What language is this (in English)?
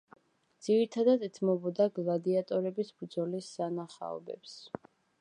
Georgian